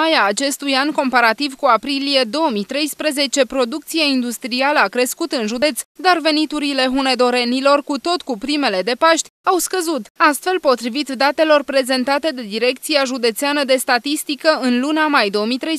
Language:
Romanian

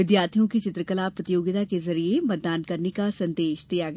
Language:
Hindi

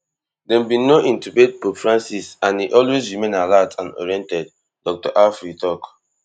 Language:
Nigerian Pidgin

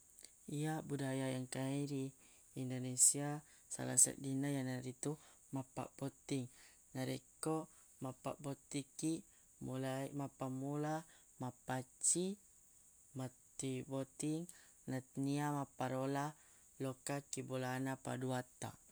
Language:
Buginese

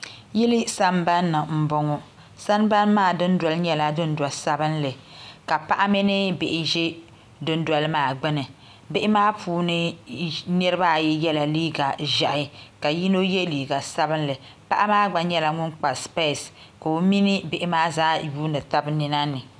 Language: Dagbani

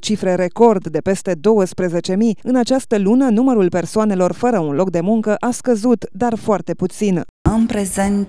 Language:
Romanian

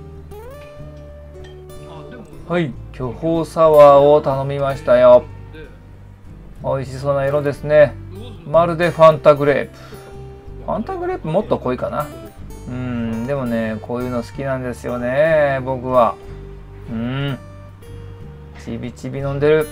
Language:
Japanese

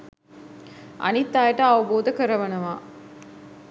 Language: Sinhala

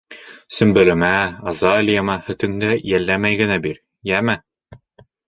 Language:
Bashkir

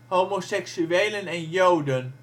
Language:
Dutch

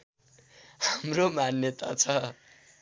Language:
Nepali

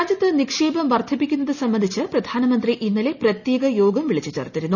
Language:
Malayalam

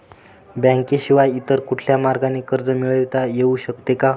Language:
Marathi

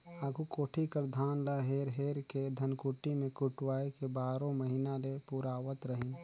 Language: Chhattisgarhi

